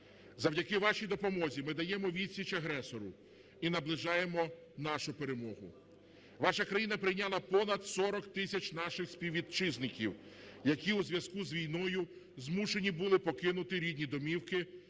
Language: Ukrainian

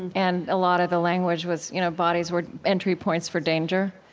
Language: English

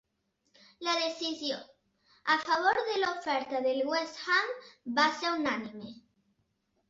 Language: Catalan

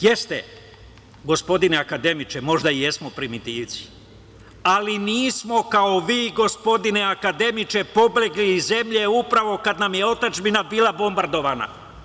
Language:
Serbian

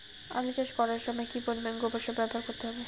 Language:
Bangla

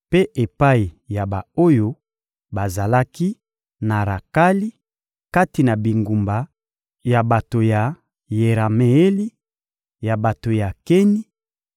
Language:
Lingala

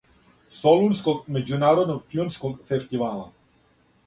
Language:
Serbian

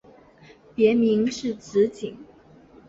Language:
Chinese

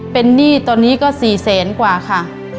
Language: Thai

